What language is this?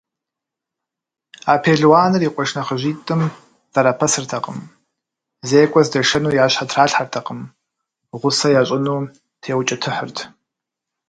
Kabardian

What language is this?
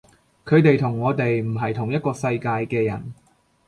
Cantonese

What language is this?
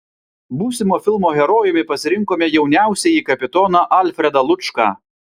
Lithuanian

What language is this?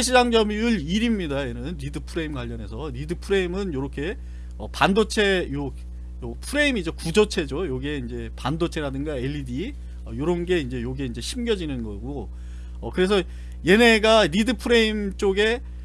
Korean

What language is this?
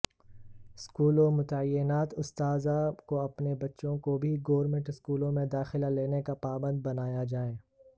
Urdu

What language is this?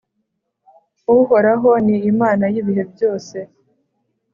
Kinyarwanda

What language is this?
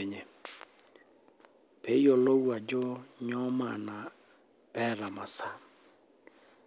Masai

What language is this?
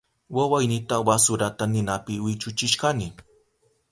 Southern Pastaza Quechua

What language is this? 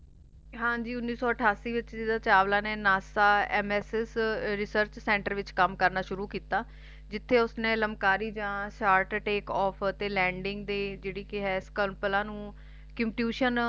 Punjabi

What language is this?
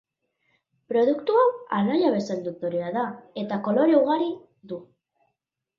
Basque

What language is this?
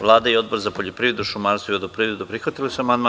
Serbian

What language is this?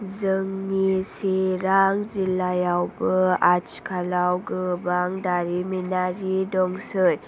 Bodo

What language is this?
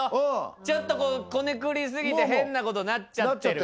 Japanese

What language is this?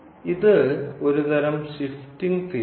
Malayalam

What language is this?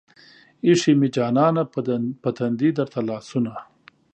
Pashto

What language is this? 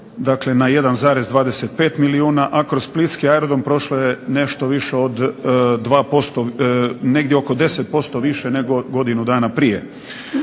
Croatian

